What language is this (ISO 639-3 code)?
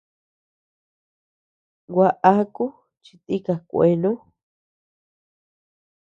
cux